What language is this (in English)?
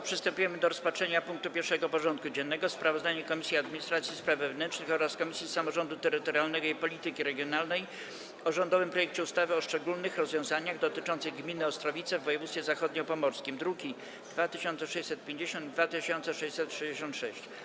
Polish